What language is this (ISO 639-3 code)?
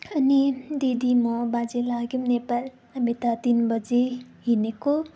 nep